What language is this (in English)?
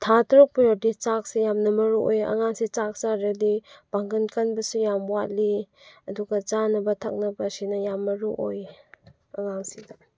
Manipuri